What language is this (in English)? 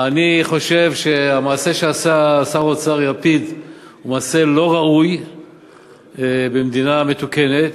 Hebrew